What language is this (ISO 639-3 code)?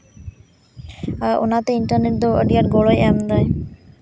sat